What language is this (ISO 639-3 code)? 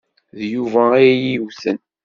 kab